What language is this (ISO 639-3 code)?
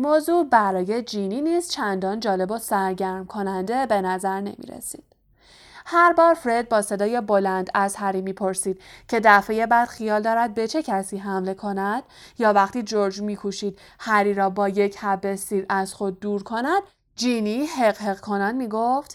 fas